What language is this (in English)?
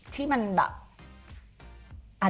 Thai